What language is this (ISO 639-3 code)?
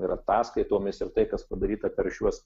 lit